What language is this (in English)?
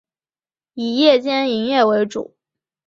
Chinese